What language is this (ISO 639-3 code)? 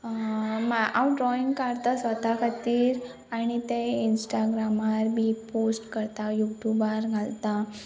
kok